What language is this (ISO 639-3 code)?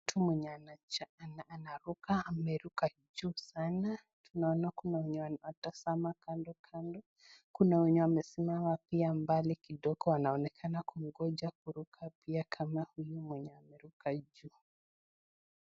swa